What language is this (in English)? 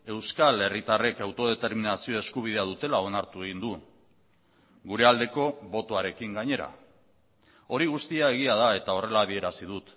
Basque